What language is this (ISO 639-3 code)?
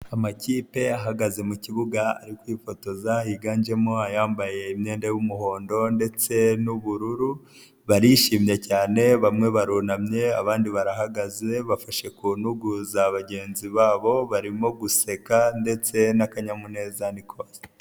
kin